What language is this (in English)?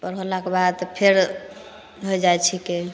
Maithili